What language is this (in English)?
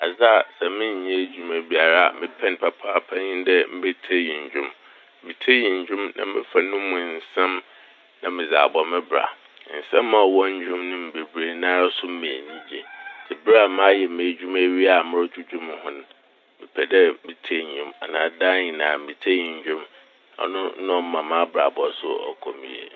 Akan